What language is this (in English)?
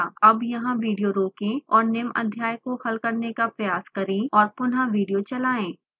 Hindi